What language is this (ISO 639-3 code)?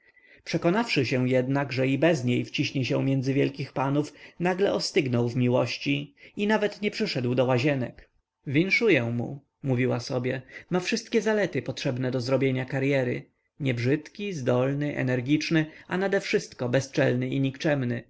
pol